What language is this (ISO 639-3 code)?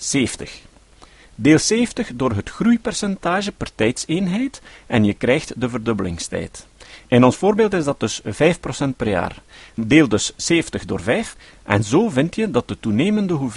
nld